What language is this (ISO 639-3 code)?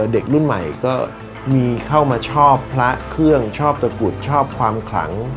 tha